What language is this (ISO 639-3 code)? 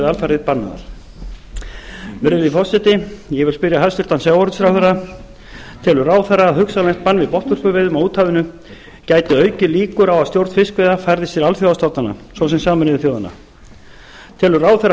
isl